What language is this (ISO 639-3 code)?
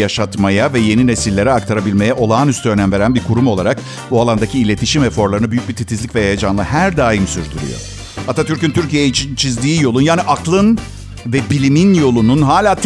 tur